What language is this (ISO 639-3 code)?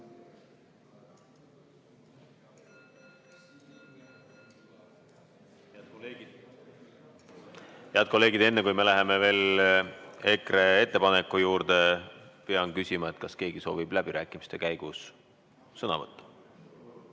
est